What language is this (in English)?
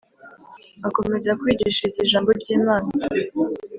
Kinyarwanda